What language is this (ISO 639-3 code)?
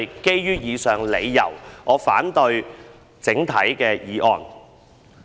yue